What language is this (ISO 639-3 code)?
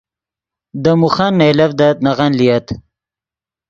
ydg